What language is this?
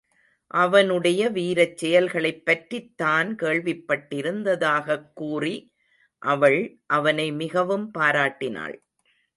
Tamil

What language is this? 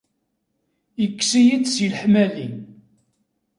Kabyle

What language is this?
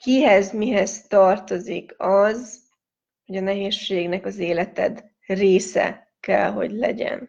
Hungarian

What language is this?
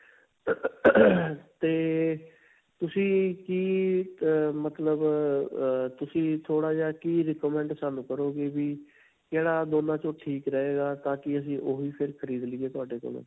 Punjabi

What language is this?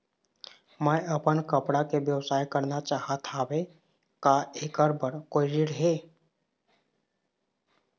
Chhattisgarhi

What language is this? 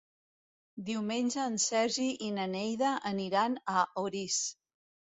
Catalan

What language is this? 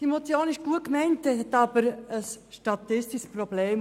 Swiss German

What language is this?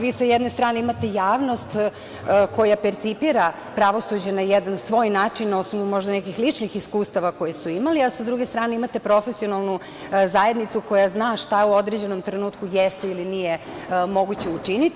Serbian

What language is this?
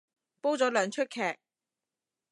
Cantonese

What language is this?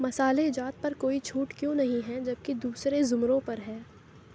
Urdu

